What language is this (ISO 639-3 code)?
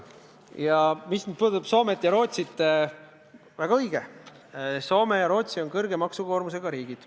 est